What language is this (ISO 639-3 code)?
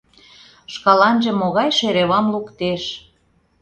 chm